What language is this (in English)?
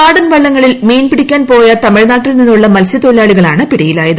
Malayalam